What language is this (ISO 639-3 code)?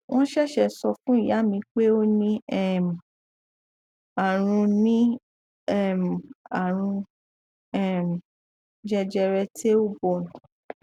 yor